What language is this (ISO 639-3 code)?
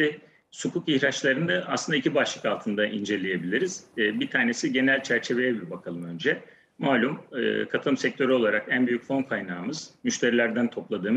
tur